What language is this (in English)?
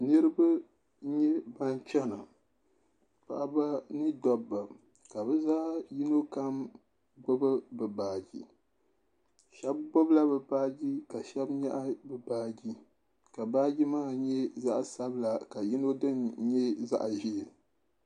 Dagbani